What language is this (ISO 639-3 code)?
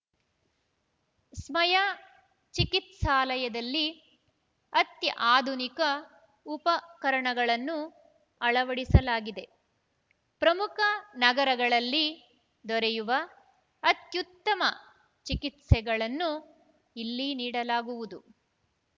kan